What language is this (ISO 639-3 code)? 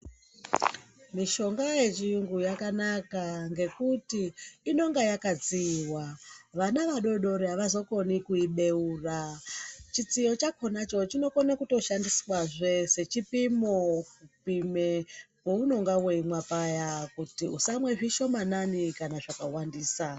ndc